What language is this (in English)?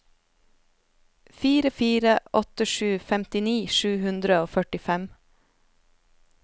Norwegian